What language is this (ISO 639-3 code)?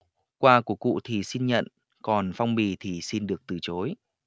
vie